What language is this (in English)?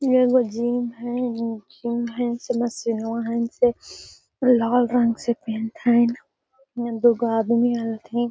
Magahi